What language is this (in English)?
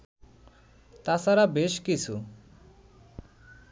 Bangla